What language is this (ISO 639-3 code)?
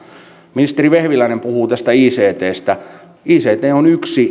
fin